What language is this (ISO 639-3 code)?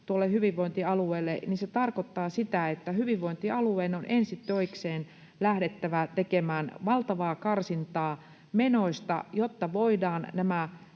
fin